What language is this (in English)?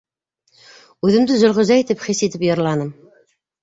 Bashkir